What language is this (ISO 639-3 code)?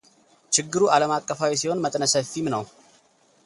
amh